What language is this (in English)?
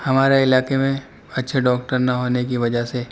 Urdu